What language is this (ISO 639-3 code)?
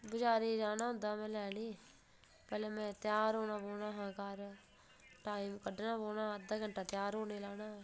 doi